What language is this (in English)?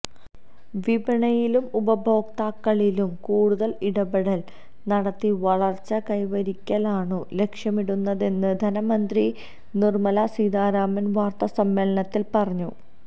Malayalam